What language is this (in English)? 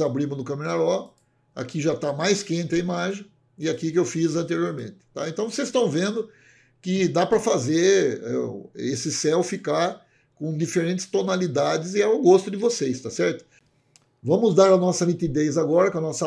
Portuguese